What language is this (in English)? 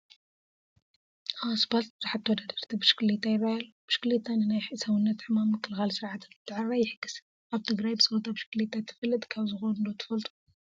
Tigrinya